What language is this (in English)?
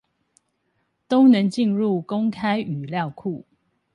Chinese